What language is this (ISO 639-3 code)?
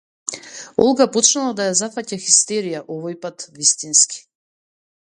mkd